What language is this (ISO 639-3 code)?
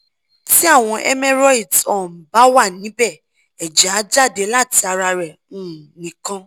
yor